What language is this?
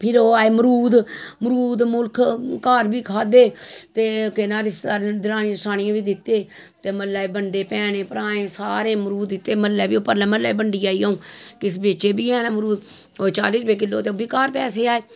Dogri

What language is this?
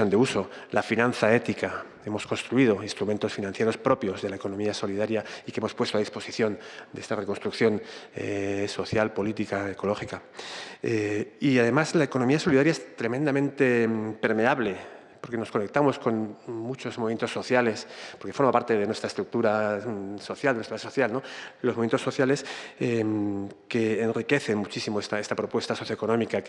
Spanish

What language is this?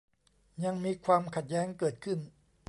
Thai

